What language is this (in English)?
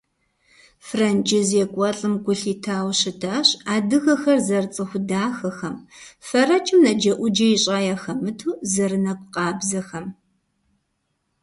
Kabardian